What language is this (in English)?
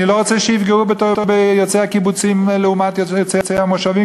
Hebrew